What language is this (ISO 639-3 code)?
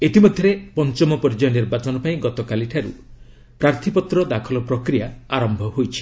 ori